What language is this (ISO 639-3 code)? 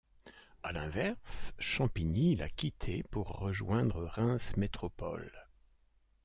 fra